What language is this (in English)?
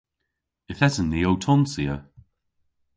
Cornish